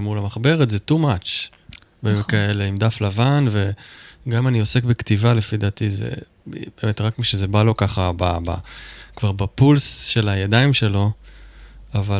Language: Hebrew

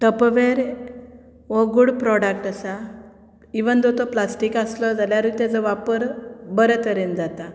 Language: Konkani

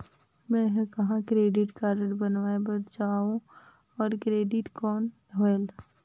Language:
Chhattisgarhi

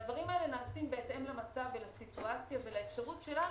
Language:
Hebrew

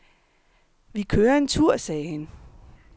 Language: Danish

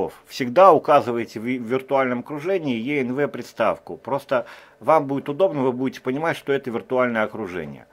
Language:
Russian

